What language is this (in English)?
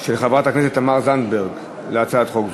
Hebrew